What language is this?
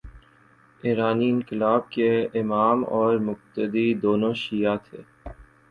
Urdu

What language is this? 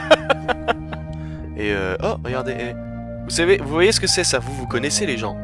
French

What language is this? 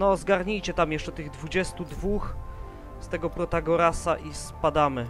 Polish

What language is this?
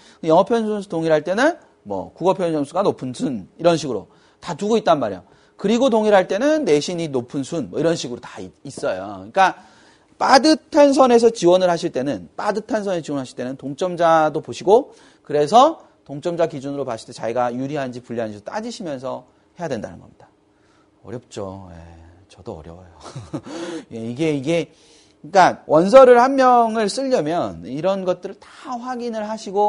Korean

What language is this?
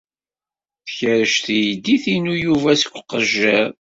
Kabyle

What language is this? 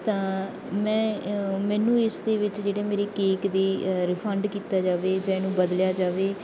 Punjabi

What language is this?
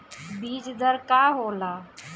Bhojpuri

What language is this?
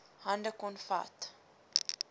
Afrikaans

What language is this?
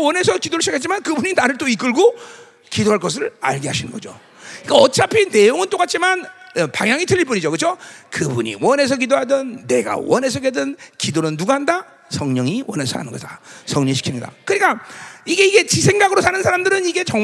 Korean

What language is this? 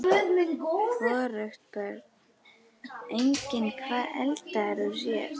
Icelandic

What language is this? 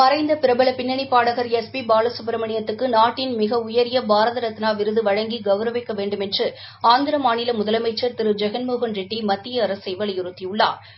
Tamil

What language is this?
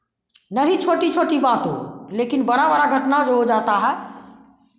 Hindi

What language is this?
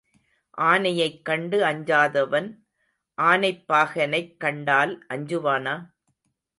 Tamil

